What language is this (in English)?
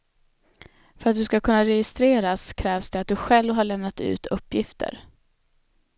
Swedish